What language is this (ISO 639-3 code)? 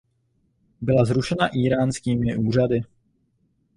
ces